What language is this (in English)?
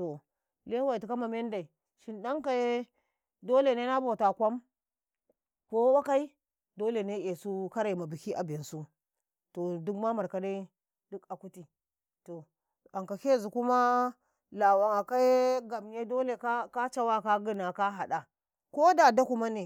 Karekare